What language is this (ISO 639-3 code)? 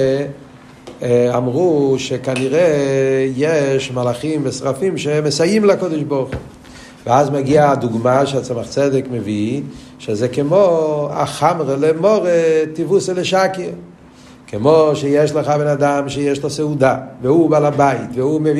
heb